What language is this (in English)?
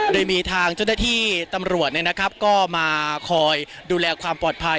Thai